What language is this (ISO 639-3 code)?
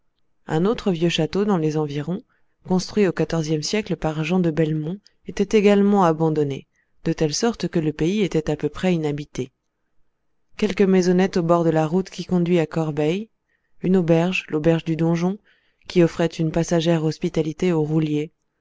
fra